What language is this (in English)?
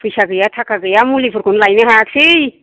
Bodo